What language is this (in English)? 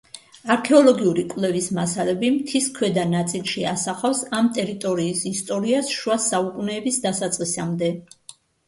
Georgian